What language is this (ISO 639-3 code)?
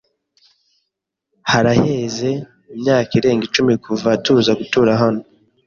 kin